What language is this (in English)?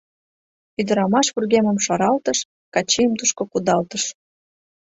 Mari